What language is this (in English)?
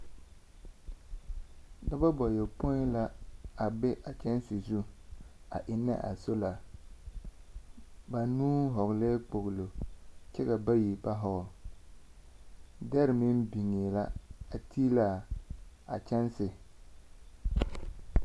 Southern Dagaare